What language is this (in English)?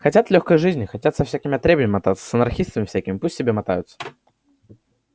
Russian